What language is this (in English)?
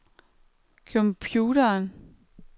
Danish